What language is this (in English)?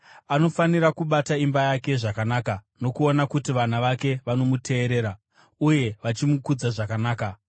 Shona